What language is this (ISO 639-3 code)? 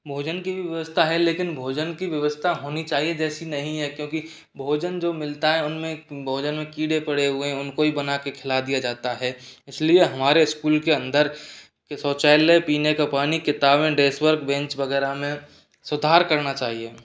hin